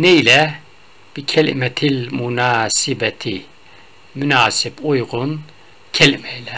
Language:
Turkish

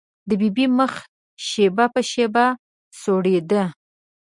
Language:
Pashto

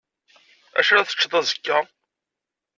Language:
Kabyle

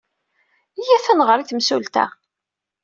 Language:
Kabyle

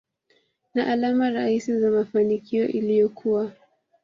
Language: Swahili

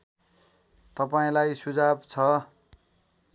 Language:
Nepali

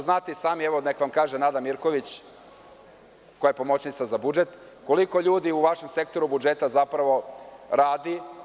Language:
Serbian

